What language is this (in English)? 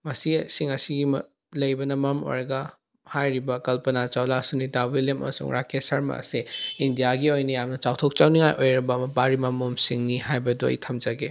Manipuri